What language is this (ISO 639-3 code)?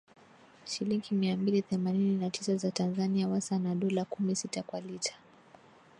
swa